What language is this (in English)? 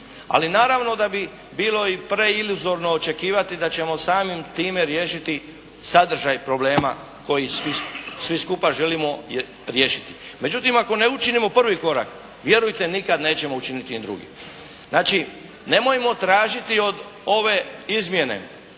Croatian